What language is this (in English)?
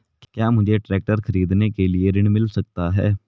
Hindi